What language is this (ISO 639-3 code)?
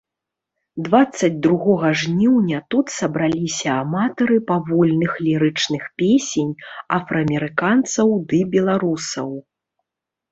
bel